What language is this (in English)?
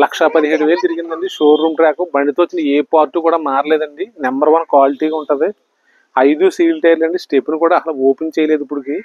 Telugu